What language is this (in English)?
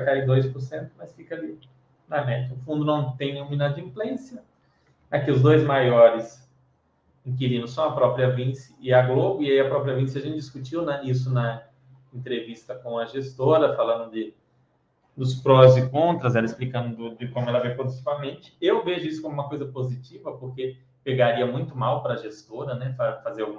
Portuguese